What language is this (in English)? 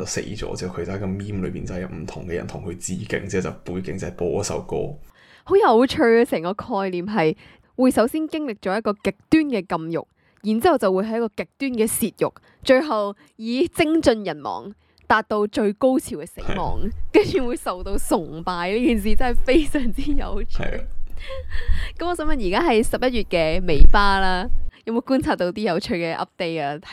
Chinese